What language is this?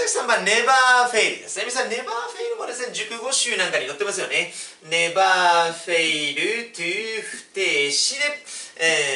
Japanese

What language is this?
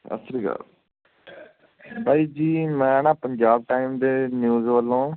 Punjabi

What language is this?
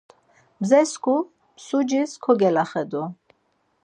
Laz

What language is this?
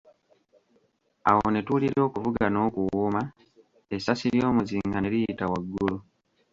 Ganda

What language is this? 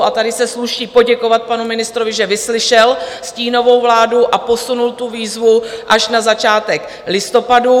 Czech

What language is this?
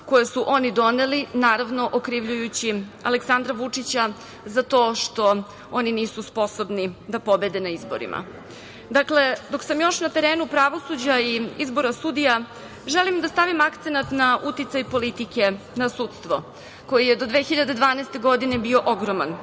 Serbian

